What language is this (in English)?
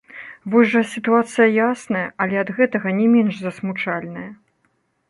Belarusian